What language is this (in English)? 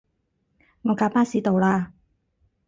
Cantonese